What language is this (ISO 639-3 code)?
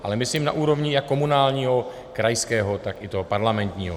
ces